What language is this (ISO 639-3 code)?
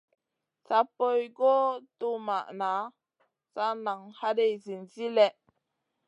mcn